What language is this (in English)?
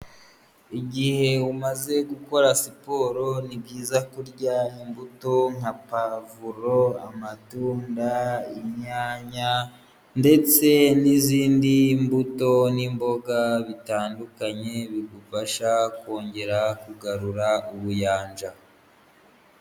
Kinyarwanda